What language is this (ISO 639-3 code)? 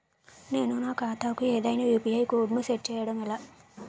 tel